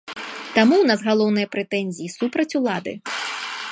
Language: Belarusian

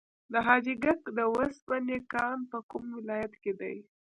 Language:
Pashto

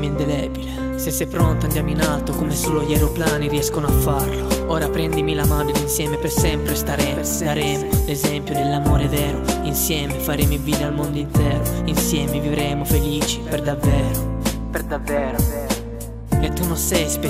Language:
Italian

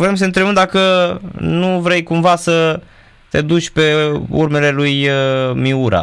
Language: Romanian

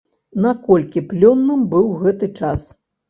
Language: Belarusian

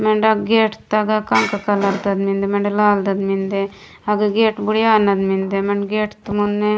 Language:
Gondi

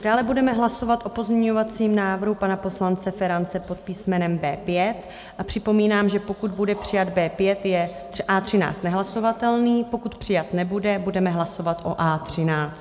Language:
Czech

